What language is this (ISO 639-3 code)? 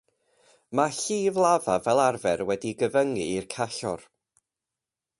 cym